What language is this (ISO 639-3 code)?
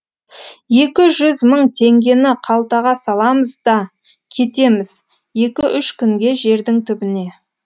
kaz